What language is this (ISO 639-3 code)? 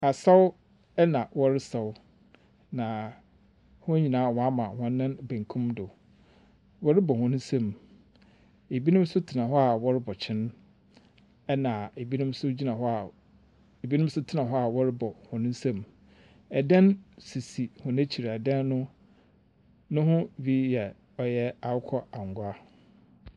aka